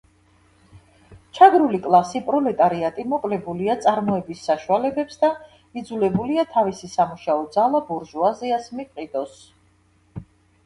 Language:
Georgian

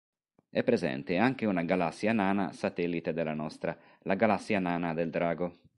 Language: Italian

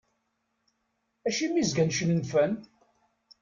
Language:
Kabyle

